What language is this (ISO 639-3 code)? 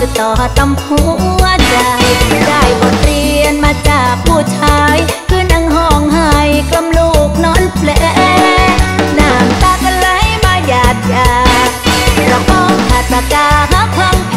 tha